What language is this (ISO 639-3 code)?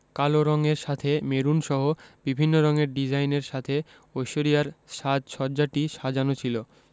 ben